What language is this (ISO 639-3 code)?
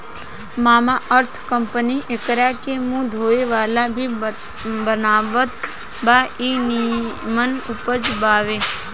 bho